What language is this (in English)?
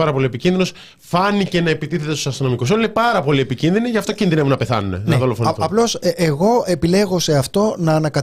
Greek